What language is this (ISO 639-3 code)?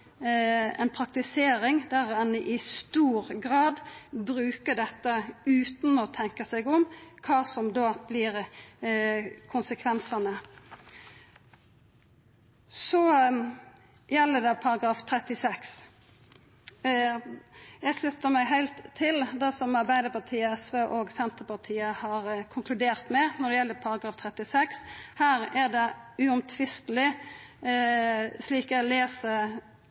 nno